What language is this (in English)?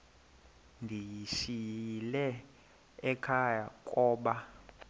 Xhosa